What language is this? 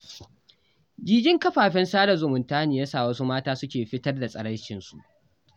Hausa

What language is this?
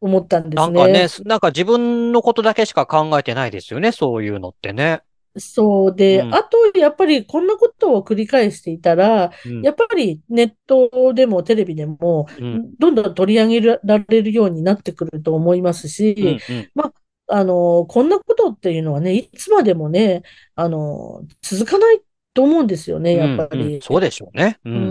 Japanese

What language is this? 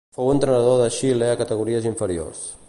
Catalan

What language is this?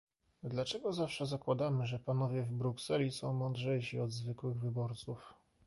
Polish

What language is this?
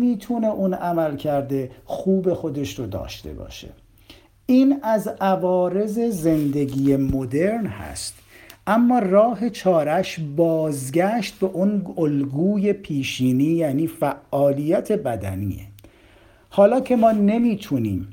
Persian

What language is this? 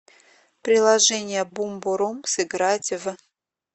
Russian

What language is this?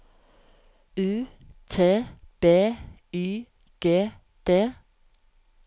Norwegian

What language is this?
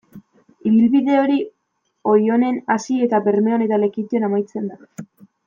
Basque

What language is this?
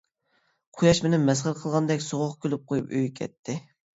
Uyghur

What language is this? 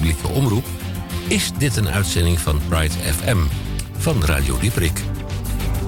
Dutch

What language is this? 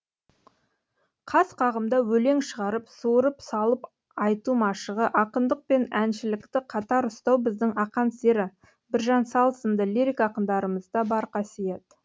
Kazakh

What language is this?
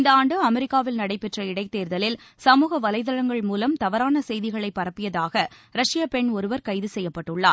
Tamil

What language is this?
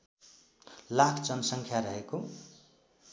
Nepali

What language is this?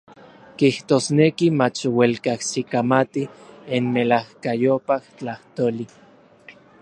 Orizaba Nahuatl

